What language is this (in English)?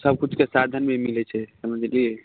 Maithili